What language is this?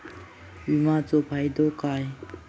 Marathi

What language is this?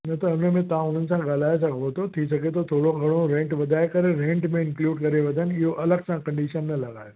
Sindhi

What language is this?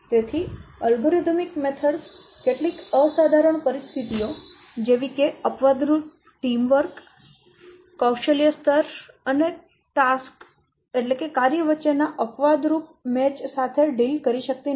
Gujarati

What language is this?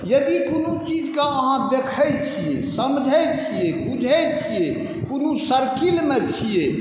Maithili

